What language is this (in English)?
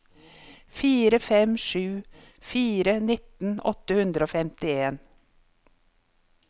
Norwegian